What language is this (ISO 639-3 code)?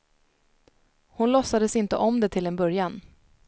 swe